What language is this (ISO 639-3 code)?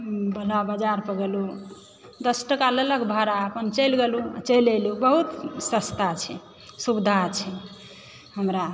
mai